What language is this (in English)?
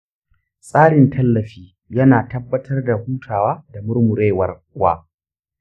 Hausa